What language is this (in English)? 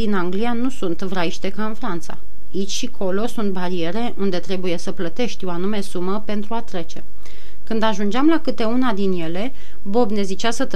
Romanian